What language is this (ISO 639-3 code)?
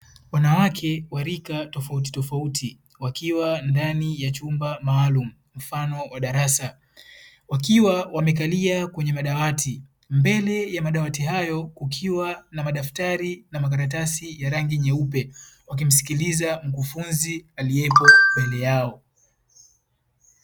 swa